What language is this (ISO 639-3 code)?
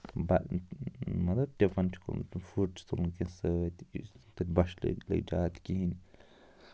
kas